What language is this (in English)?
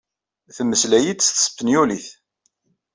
Kabyle